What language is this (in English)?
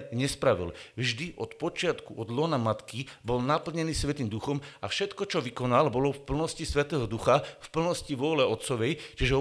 Slovak